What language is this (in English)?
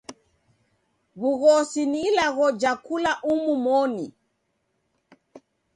Taita